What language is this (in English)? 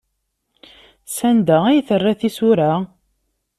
Kabyle